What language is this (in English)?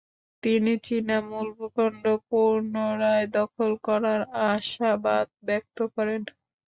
Bangla